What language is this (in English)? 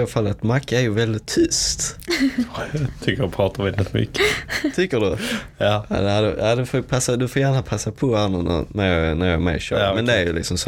Swedish